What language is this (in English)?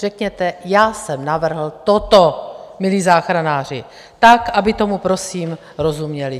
Czech